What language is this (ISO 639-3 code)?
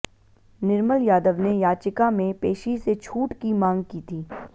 hin